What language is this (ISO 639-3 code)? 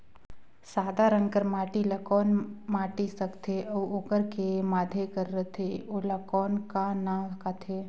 hne